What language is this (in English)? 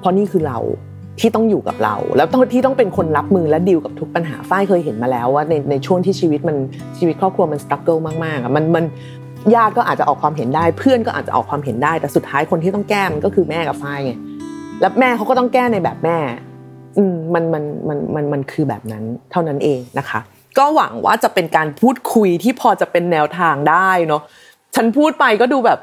Thai